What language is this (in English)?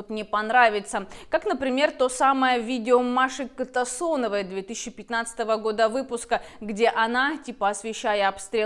Russian